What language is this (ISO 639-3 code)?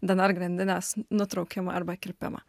lit